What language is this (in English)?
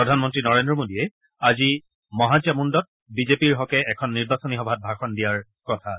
Assamese